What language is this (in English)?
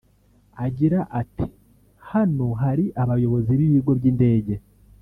Kinyarwanda